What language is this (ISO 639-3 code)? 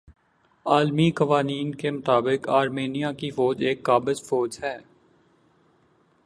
urd